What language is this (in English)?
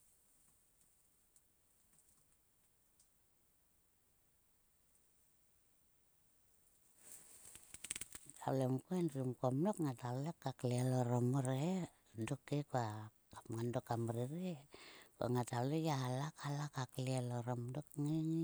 Sulka